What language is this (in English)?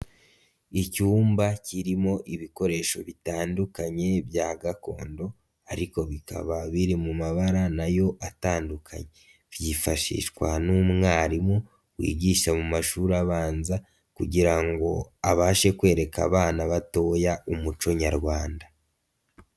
Kinyarwanda